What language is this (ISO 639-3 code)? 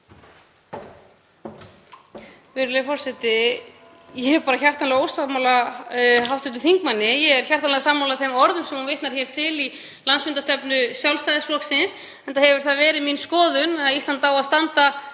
isl